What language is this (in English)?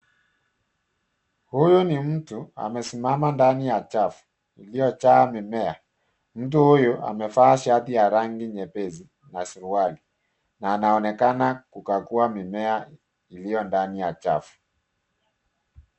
Swahili